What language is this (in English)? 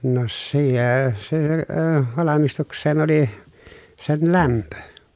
Finnish